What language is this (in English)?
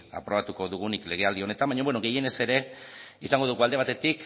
Basque